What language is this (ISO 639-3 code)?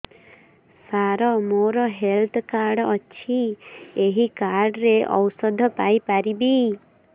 ori